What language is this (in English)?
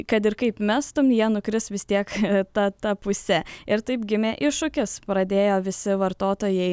Lithuanian